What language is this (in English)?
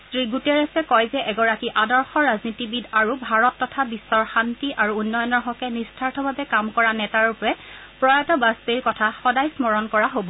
Assamese